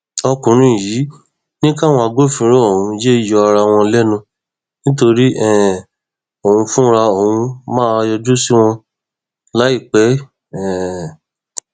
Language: Yoruba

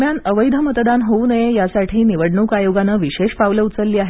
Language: Marathi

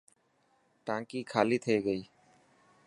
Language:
Dhatki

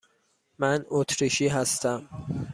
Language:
Persian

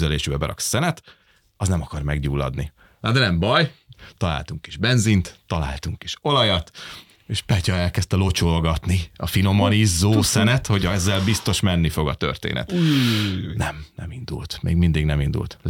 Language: Hungarian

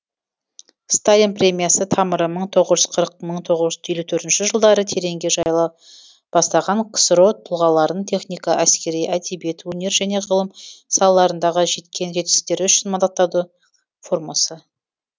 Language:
Kazakh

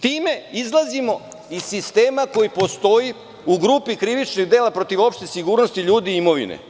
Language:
Serbian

